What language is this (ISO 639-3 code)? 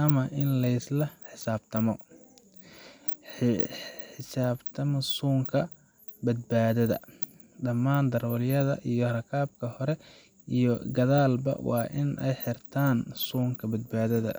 som